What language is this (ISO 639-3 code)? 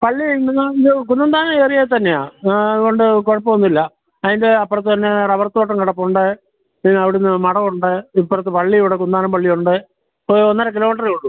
mal